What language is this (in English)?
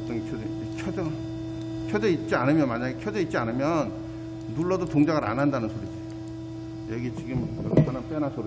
Korean